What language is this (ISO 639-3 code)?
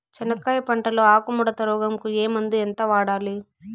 tel